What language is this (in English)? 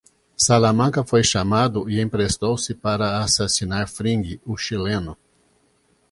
Portuguese